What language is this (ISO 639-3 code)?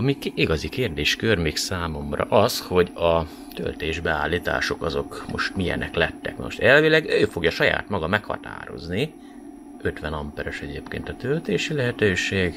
hun